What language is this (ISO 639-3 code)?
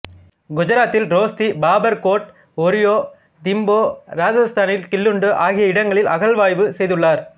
tam